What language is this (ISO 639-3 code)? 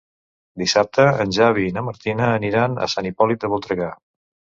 cat